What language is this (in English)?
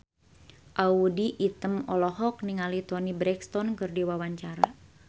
Sundanese